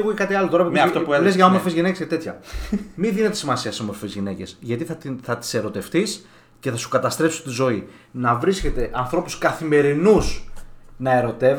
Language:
Greek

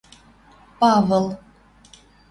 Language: Western Mari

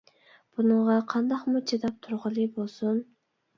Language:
Uyghur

